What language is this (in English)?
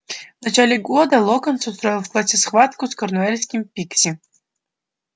Russian